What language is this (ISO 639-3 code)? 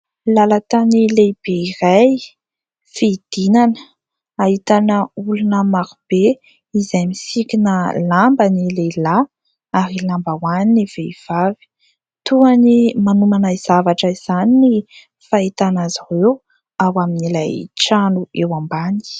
mlg